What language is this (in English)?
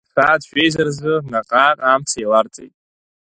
Abkhazian